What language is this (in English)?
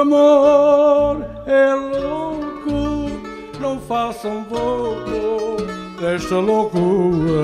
Portuguese